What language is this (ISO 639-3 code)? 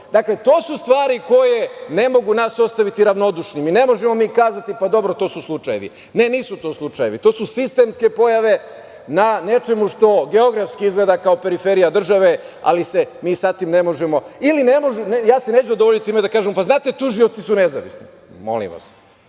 srp